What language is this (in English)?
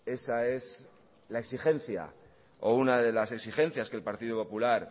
Spanish